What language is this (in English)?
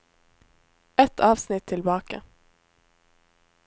Norwegian